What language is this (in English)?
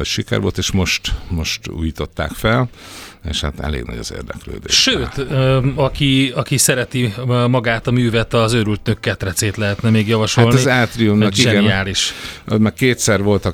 Hungarian